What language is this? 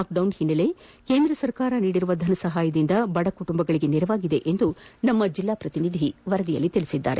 Kannada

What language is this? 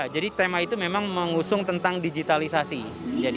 Indonesian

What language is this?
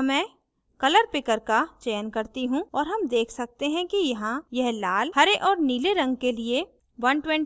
Hindi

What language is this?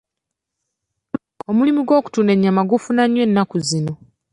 Ganda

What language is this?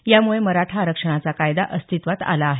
Marathi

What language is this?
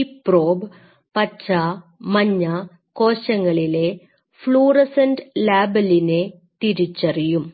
Malayalam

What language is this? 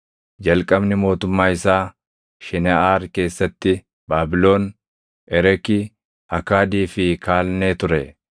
Oromo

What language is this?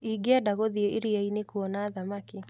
Kikuyu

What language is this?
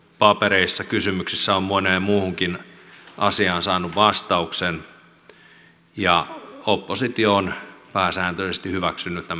Finnish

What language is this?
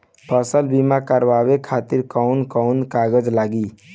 Bhojpuri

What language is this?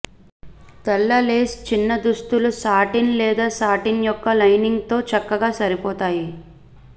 Telugu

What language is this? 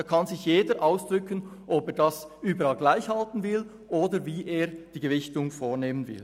Swiss German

